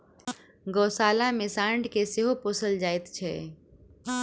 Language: Maithili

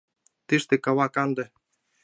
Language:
Mari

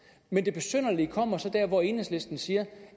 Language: Danish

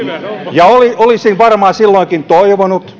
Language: Finnish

